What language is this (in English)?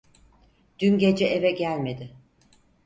Turkish